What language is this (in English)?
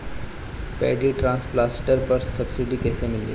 Bhojpuri